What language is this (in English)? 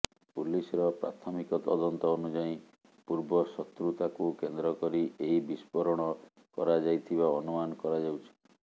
Odia